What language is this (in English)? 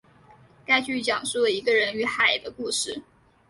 Chinese